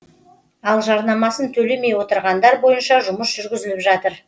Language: Kazakh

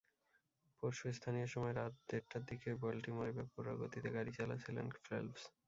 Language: Bangla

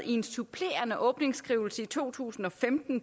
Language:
Danish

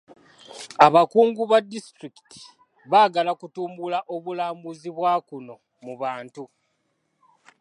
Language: Ganda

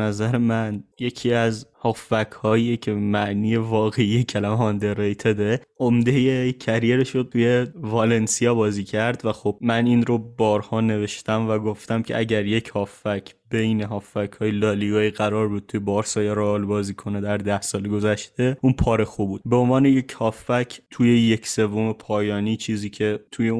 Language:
Persian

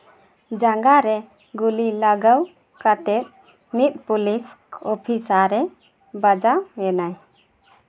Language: Santali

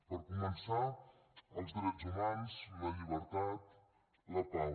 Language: Catalan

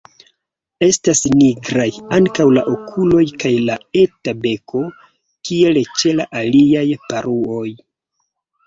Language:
Esperanto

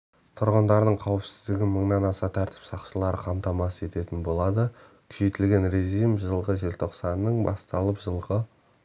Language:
Kazakh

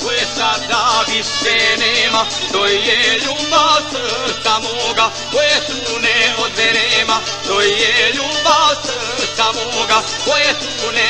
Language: Romanian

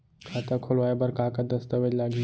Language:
Chhattisgarhi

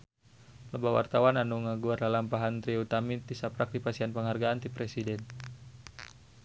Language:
Sundanese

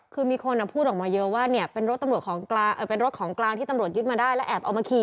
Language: Thai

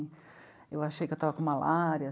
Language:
Portuguese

